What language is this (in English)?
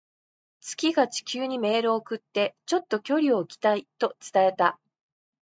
Japanese